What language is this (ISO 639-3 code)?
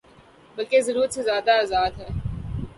urd